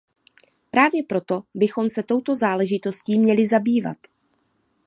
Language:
Czech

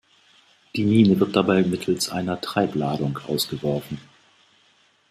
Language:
German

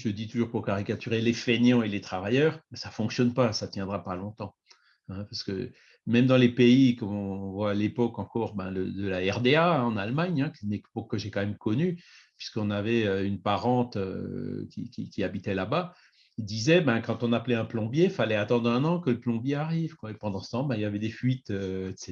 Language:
French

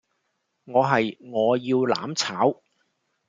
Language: Cantonese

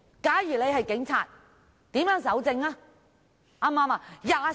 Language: Cantonese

